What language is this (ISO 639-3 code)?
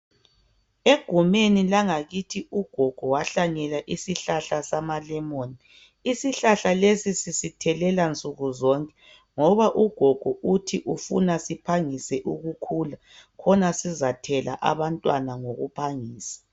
nde